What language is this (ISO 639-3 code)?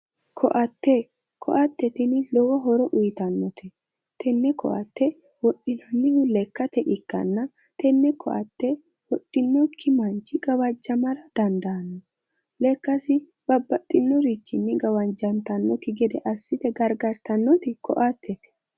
sid